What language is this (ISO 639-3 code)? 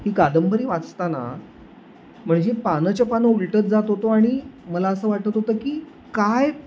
mar